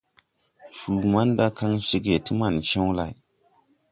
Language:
Tupuri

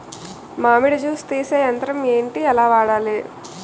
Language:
Telugu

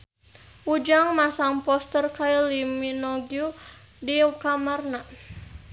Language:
Sundanese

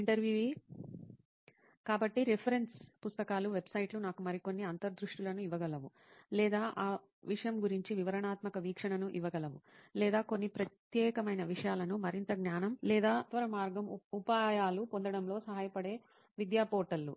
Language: Telugu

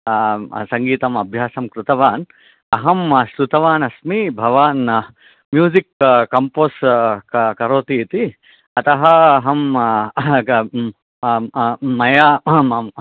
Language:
Sanskrit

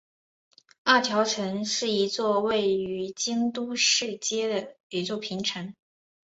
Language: Chinese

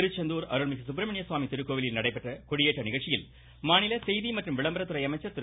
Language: Tamil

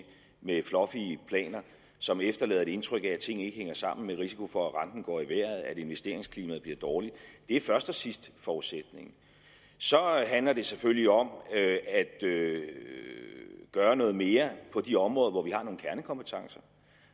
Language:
Danish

